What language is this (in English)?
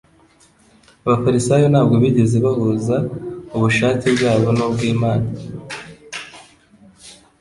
Kinyarwanda